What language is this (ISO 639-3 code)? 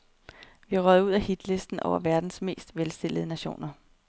dan